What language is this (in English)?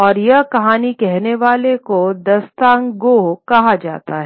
Hindi